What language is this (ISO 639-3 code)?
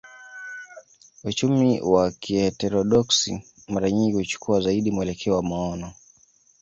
swa